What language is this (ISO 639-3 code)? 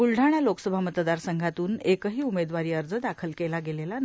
mar